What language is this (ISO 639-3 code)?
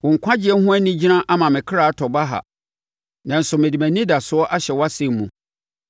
aka